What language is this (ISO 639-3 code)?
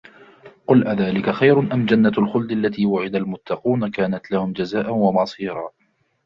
ara